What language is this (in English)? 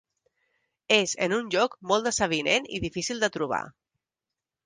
Catalan